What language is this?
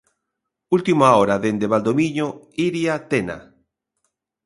Galician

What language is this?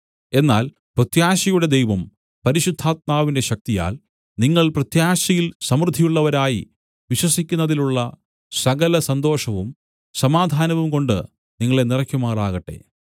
Malayalam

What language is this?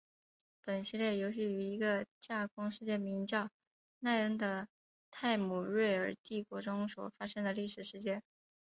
Chinese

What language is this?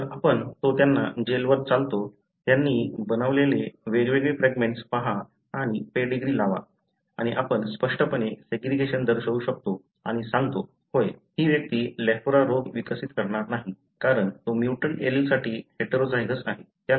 Marathi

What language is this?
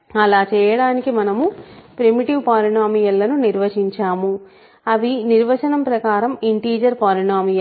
Telugu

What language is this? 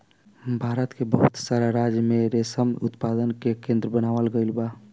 Bhojpuri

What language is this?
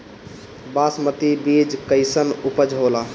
Bhojpuri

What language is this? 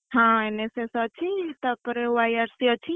Odia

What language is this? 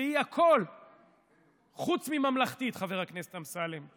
Hebrew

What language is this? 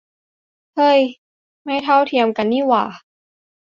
Thai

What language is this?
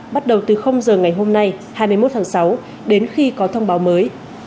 Vietnamese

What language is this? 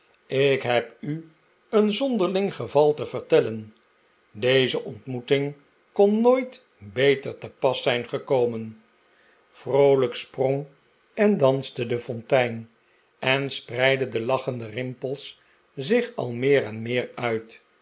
Dutch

